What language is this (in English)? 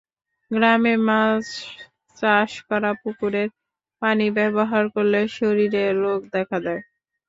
Bangla